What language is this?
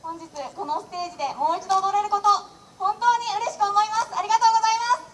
Japanese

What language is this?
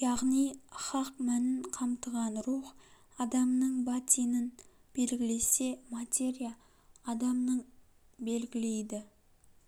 Kazakh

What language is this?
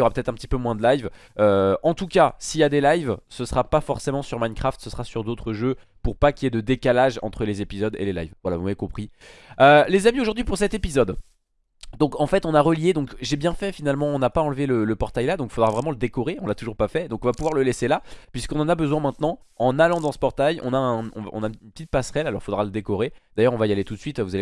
French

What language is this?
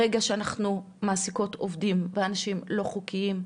Hebrew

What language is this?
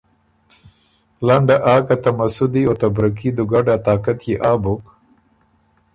Ormuri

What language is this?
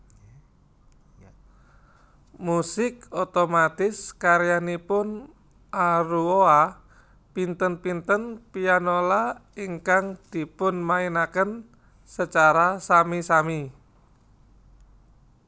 Javanese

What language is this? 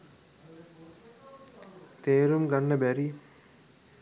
Sinhala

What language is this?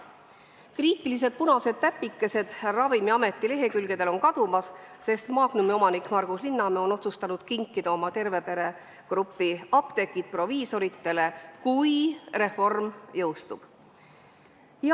Estonian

